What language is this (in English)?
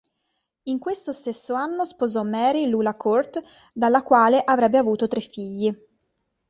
Italian